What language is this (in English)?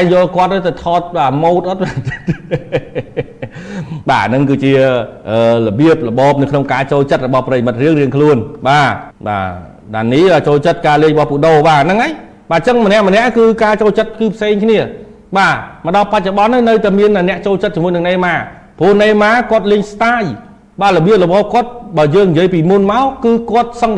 Vietnamese